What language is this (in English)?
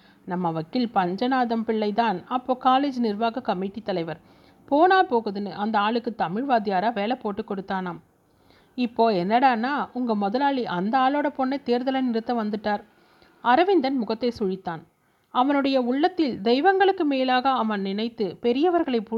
Tamil